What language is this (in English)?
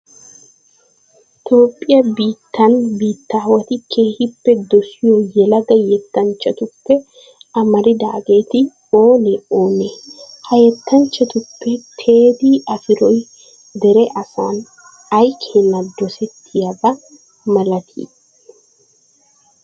Wolaytta